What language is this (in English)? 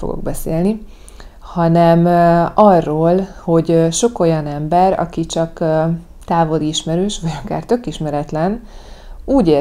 Hungarian